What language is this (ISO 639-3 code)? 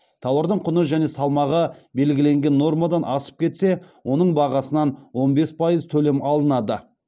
kaz